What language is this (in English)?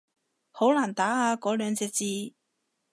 Cantonese